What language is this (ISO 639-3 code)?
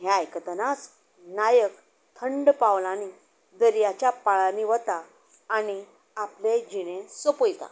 kok